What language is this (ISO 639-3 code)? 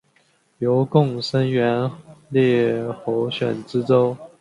zho